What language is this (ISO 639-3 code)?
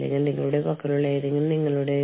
mal